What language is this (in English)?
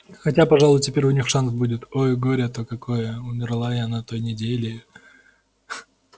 Russian